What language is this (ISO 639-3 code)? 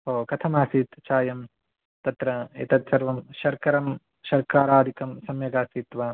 san